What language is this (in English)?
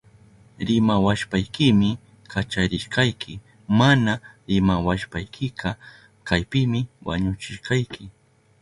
Southern Pastaza Quechua